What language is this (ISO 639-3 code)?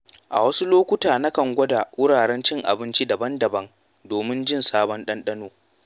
hau